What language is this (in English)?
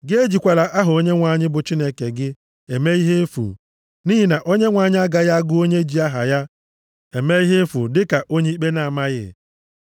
Igbo